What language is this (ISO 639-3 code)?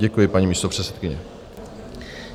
ces